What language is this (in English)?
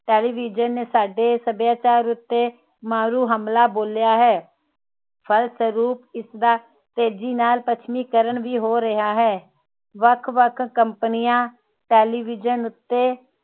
Punjabi